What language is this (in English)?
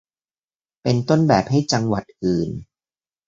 Thai